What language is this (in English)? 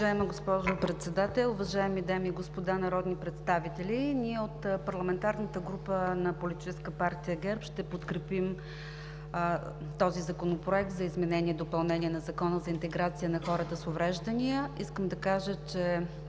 Bulgarian